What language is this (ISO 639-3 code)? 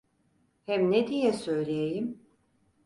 tur